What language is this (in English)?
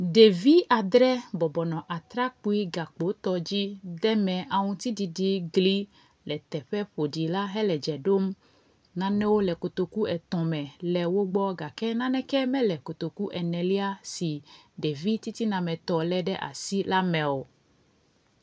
Ewe